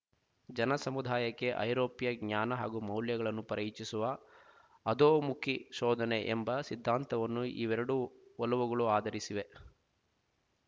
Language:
Kannada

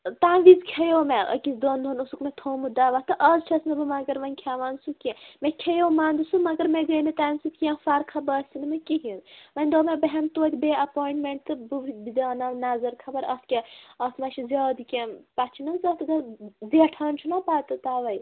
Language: Kashmiri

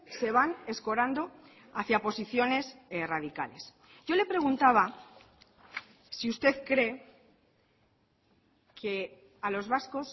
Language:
Spanish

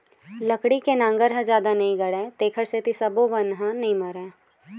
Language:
Chhattisgarhi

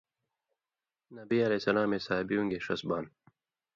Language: Indus Kohistani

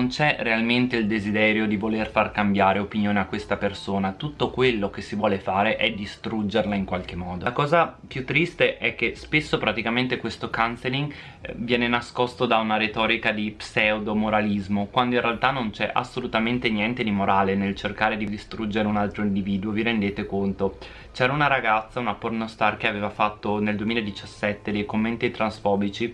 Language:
Italian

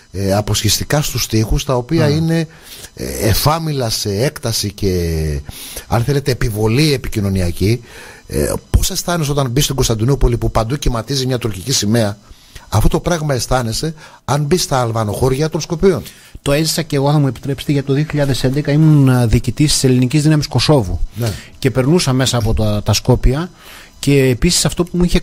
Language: Greek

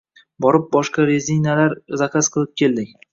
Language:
Uzbek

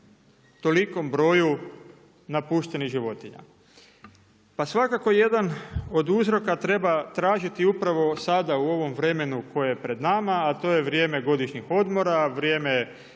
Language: Croatian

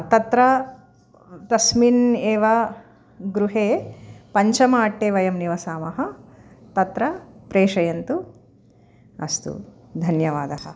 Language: Sanskrit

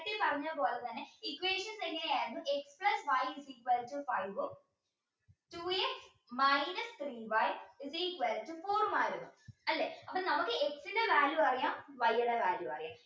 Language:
Malayalam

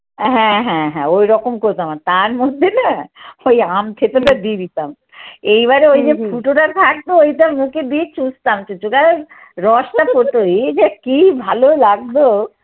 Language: Bangla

